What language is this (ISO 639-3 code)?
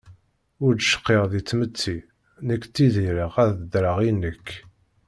kab